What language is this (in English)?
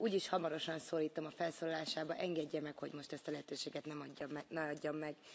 Hungarian